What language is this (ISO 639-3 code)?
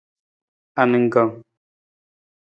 nmz